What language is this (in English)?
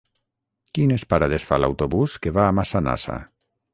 Catalan